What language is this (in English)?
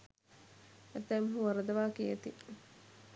Sinhala